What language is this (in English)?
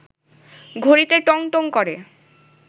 Bangla